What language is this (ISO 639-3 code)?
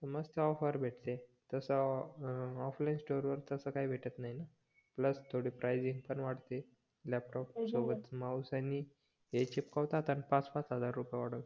mar